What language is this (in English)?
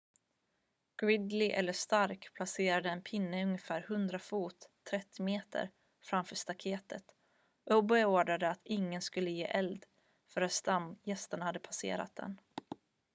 Swedish